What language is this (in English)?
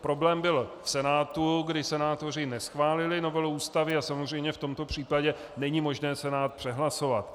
Czech